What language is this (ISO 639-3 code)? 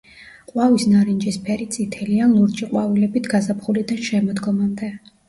kat